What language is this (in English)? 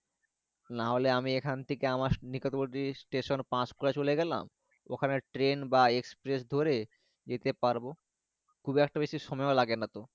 Bangla